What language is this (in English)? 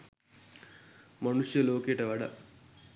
Sinhala